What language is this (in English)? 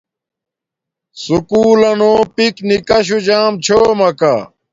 Domaaki